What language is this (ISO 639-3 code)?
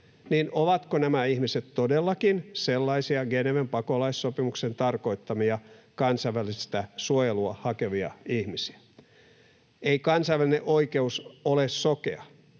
fin